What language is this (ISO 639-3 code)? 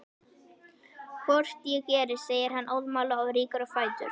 isl